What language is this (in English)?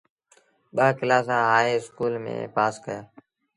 Sindhi Bhil